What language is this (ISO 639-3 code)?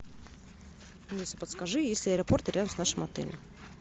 rus